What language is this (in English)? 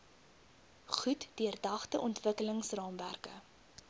Afrikaans